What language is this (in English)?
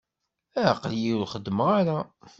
Kabyle